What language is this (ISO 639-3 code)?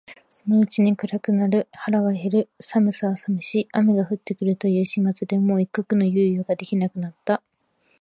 jpn